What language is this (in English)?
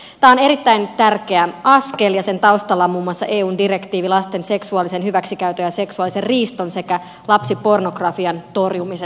Finnish